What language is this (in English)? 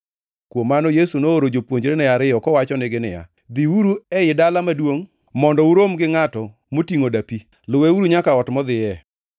Luo (Kenya and Tanzania)